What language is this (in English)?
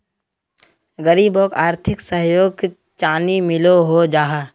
Magahi